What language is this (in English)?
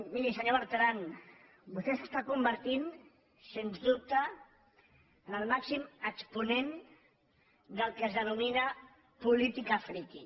Catalan